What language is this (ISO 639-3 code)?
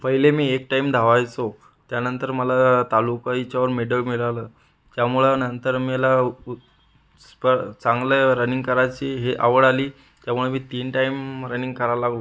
mar